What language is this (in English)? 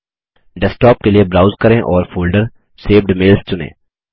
Hindi